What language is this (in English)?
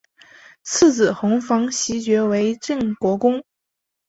Chinese